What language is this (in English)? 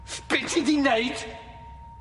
Welsh